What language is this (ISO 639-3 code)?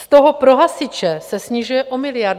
ces